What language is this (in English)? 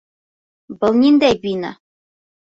Bashkir